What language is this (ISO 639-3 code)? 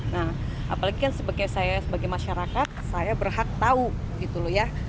ind